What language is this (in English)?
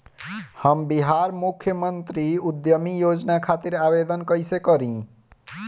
Bhojpuri